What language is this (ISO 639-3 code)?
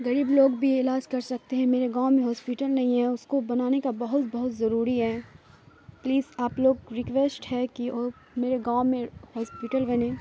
urd